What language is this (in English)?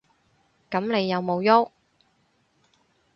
Cantonese